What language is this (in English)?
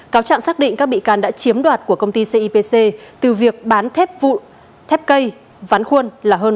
Vietnamese